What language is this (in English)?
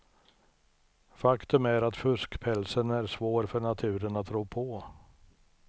Swedish